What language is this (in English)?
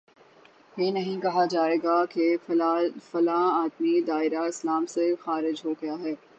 Urdu